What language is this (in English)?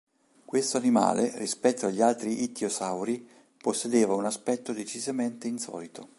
Italian